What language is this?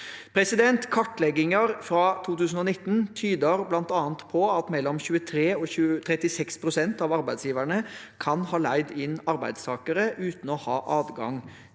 Norwegian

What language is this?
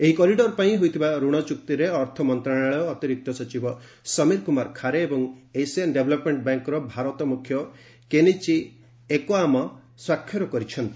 Odia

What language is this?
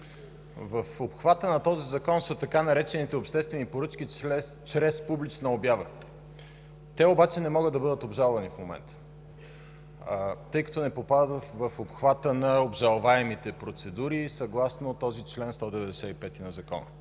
Bulgarian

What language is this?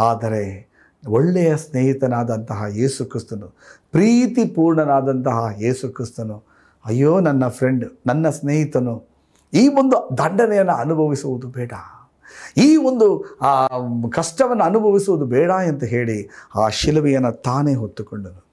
Kannada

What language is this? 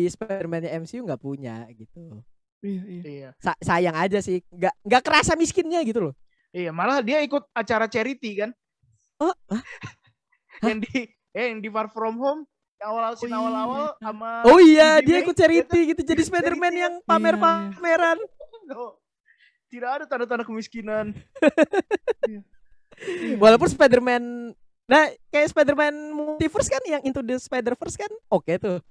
Indonesian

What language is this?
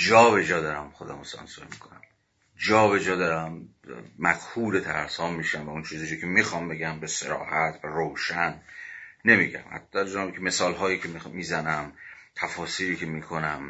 Persian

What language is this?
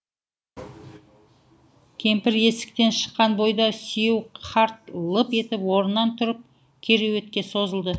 Kazakh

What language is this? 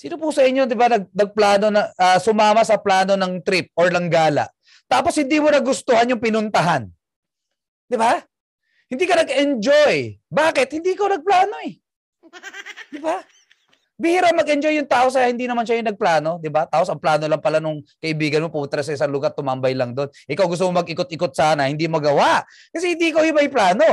Filipino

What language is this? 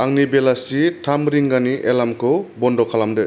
Bodo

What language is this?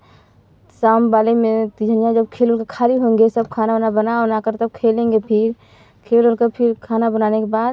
Hindi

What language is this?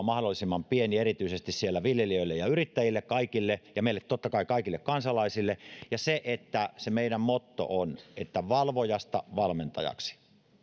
Finnish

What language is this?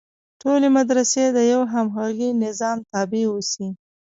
Pashto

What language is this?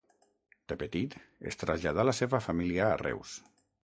Catalan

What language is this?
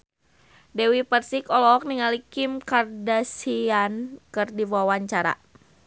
Sundanese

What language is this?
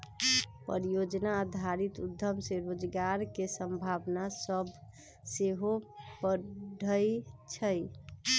Magahi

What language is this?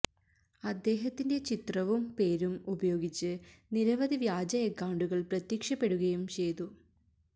Malayalam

